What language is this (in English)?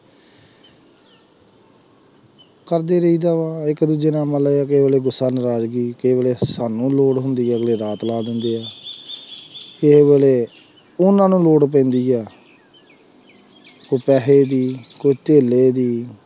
Punjabi